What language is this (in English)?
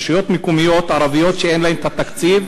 Hebrew